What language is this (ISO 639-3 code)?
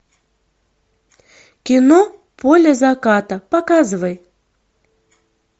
rus